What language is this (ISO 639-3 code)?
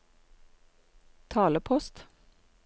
nor